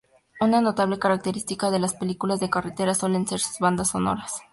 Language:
Spanish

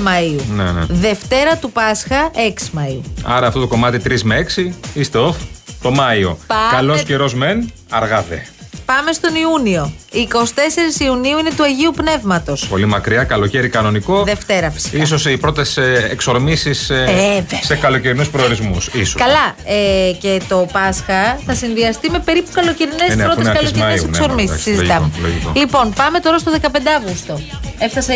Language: Greek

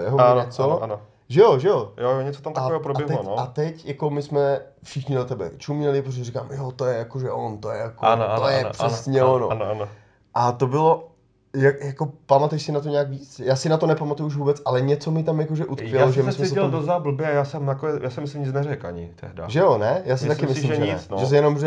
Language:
Czech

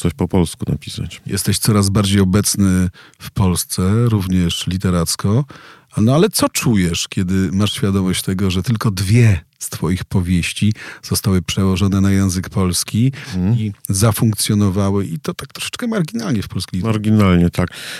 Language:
Polish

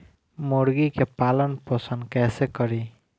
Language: Bhojpuri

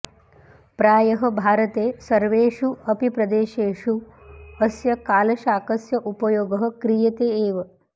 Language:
Sanskrit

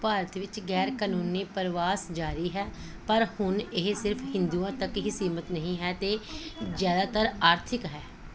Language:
Punjabi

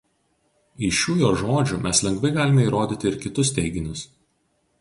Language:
Lithuanian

